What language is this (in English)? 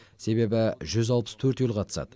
Kazakh